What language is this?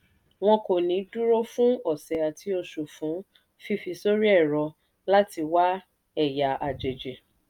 Yoruba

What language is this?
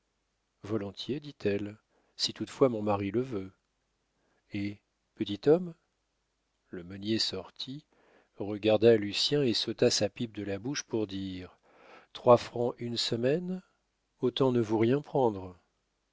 French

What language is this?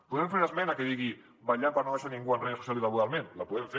Catalan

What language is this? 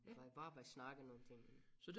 Danish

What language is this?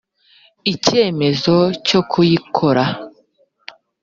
Kinyarwanda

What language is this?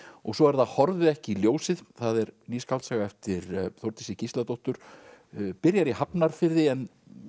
Icelandic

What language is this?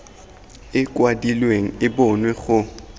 Tswana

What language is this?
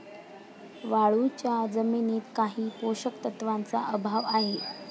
Marathi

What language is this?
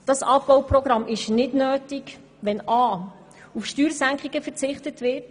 Swiss German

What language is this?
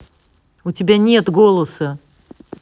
Russian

